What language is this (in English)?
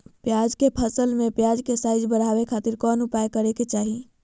Magahi